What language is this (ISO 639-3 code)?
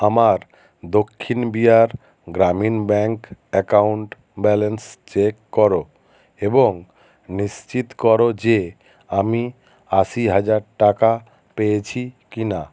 ben